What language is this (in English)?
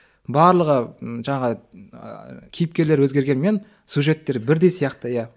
Kazakh